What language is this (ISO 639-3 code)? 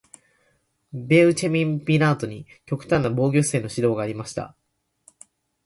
jpn